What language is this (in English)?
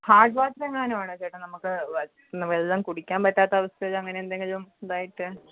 Malayalam